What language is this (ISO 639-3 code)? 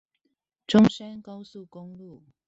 zho